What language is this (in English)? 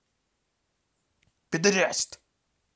Russian